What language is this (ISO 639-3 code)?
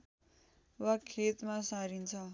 nep